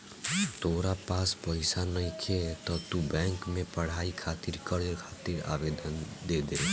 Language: Bhojpuri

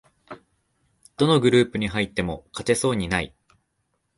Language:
Japanese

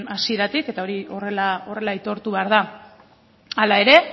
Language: Basque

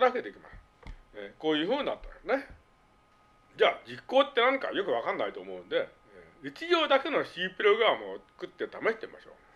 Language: Japanese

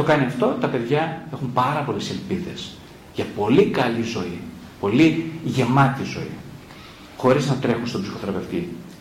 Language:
Greek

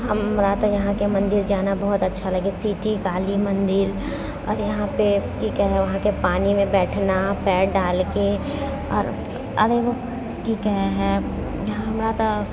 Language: Maithili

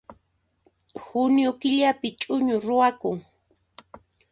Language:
Puno Quechua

